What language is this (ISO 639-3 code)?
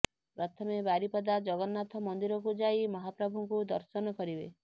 ori